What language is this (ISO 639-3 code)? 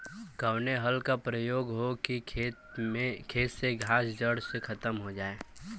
bho